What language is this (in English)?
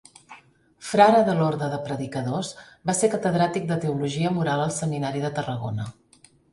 Catalan